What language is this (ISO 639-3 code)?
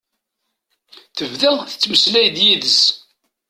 kab